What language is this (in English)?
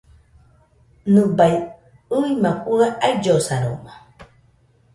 Nüpode Huitoto